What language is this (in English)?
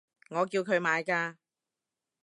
Cantonese